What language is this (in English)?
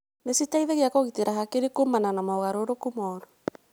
Kikuyu